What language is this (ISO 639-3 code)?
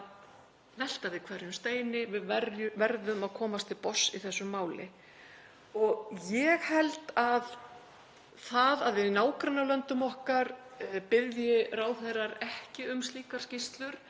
isl